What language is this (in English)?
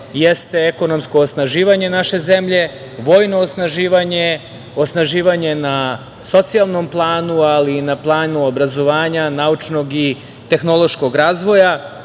Serbian